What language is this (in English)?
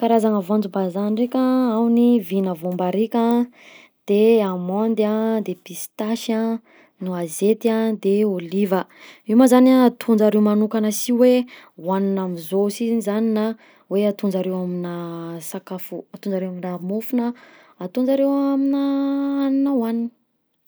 Southern Betsimisaraka Malagasy